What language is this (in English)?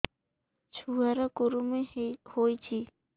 Odia